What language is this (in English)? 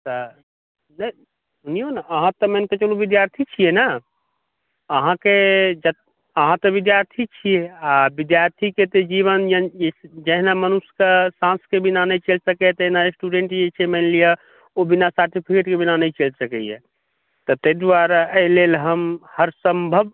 Maithili